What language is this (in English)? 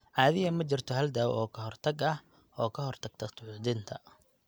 Somali